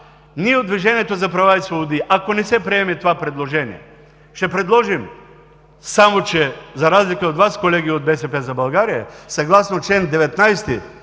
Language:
Bulgarian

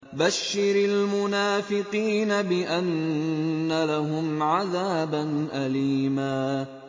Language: Arabic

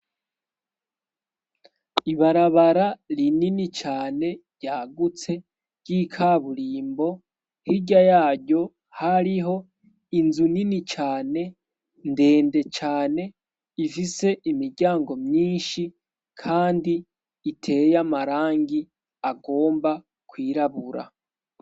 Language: Rundi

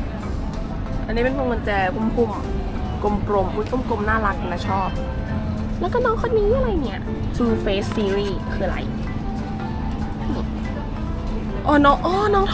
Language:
Thai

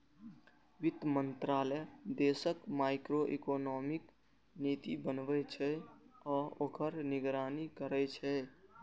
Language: Maithili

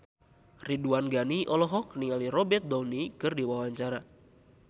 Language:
Sundanese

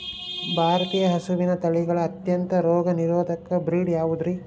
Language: Kannada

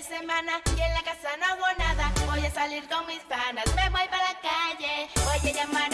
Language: Dutch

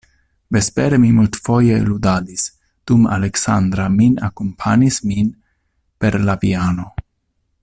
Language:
Esperanto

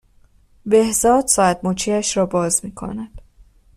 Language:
Persian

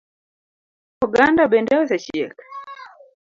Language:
Luo (Kenya and Tanzania)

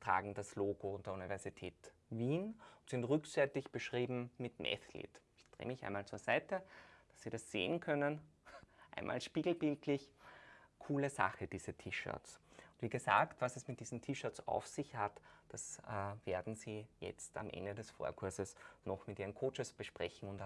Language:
German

